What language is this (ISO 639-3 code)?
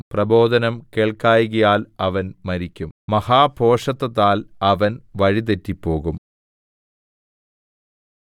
mal